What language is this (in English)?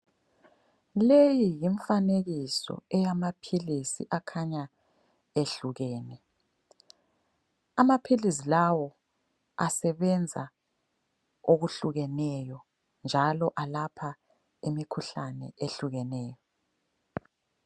North Ndebele